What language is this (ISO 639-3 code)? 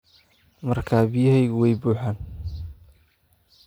som